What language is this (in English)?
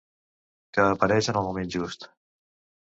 Catalan